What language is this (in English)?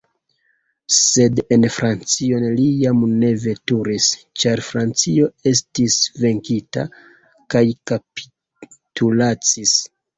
Esperanto